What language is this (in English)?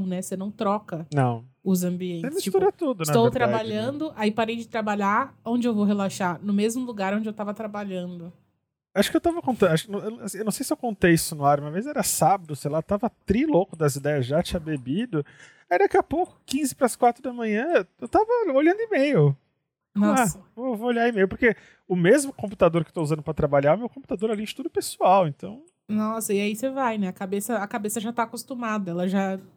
Portuguese